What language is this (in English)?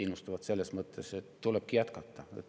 Estonian